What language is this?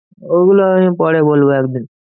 Bangla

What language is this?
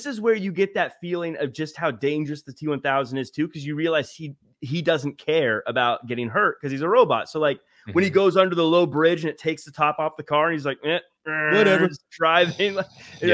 English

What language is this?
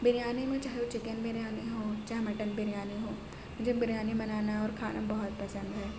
Urdu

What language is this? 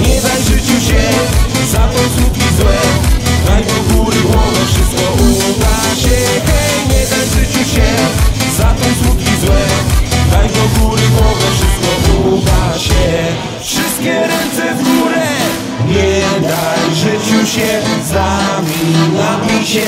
Romanian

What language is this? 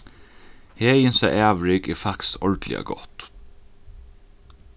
Faroese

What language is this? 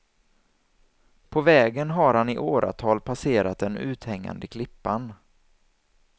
Swedish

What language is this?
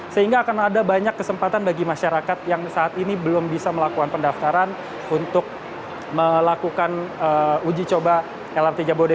Indonesian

